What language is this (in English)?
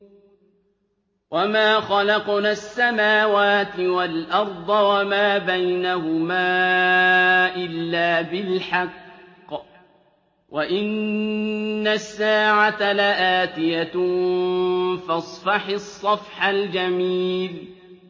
Arabic